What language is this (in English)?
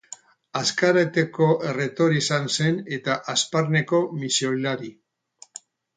Basque